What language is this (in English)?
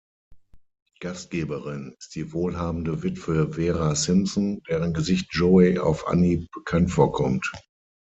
German